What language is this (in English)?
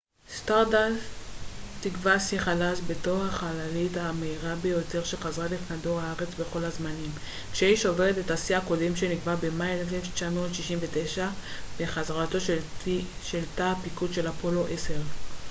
Hebrew